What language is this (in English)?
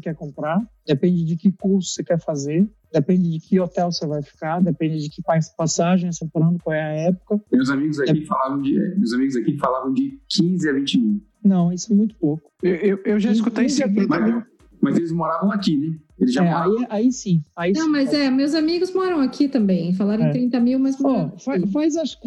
Portuguese